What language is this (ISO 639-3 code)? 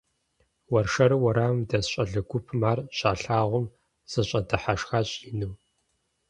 kbd